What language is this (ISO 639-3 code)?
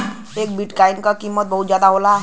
bho